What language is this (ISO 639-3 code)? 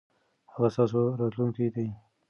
pus